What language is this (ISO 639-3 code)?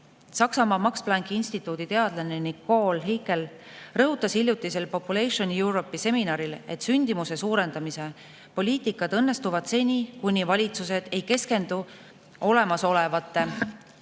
est